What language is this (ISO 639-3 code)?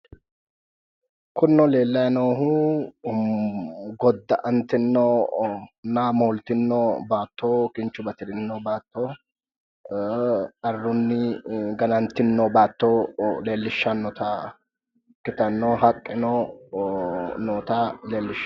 sid